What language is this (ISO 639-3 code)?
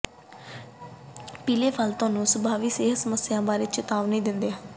pan